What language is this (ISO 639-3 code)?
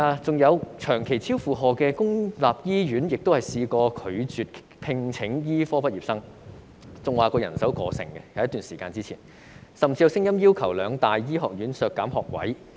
yue